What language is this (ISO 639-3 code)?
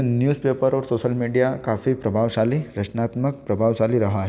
hin